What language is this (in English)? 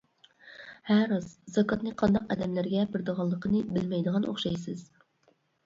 Uyghur